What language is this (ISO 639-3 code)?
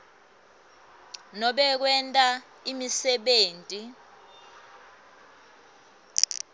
ssw